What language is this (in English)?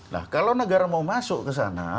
Indonesian